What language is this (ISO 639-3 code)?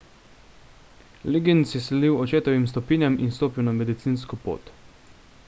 slv